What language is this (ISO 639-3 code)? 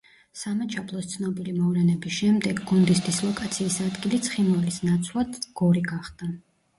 kat